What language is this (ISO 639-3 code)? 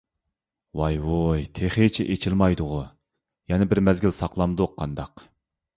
uig